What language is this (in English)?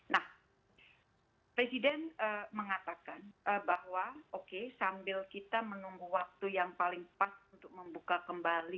Indonesian